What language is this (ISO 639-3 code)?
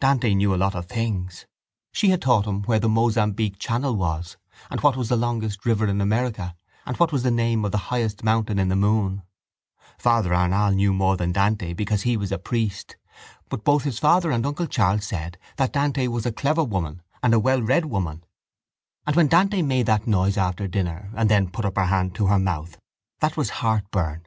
eng